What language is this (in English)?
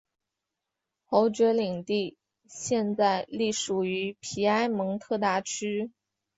Chinese